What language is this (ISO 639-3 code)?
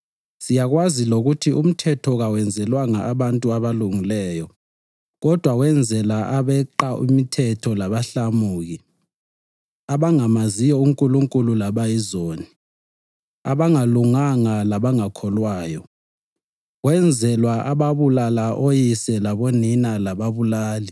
nde